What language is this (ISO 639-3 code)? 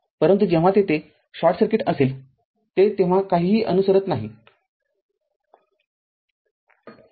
mar